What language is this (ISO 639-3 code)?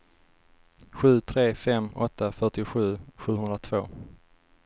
swe